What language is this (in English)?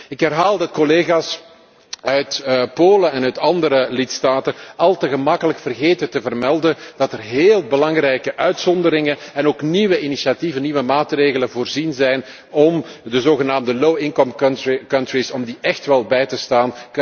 Dutch